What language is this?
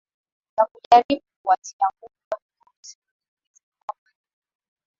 Swahili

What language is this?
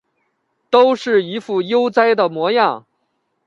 Chinese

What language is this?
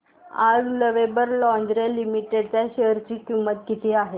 Marathi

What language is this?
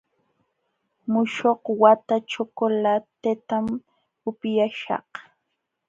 Jauja Wanca Quechua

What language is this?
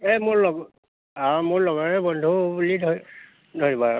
Assamese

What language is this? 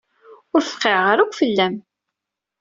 Kabyle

